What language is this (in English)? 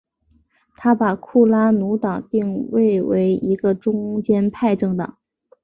Chinese